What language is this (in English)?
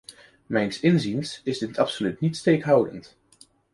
Dutch